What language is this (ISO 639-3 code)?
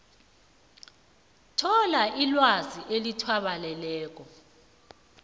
nbl